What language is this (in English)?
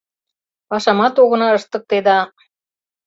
Mari